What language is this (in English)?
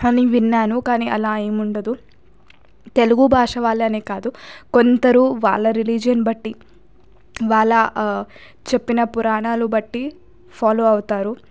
Telugu